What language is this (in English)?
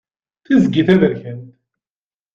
Kabyle